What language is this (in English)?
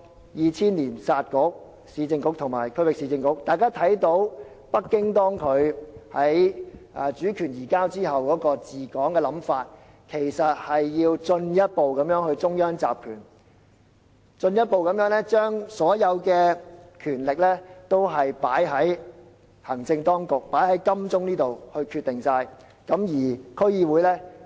Cantonese